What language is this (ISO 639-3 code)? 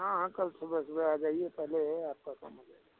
hin